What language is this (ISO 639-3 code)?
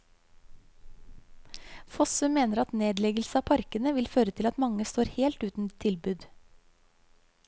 nor